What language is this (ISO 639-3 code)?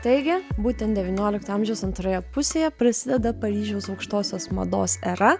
lit